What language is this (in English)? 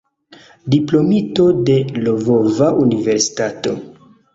Esperanto